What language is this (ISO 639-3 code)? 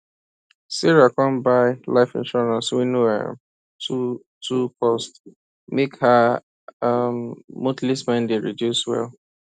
pcm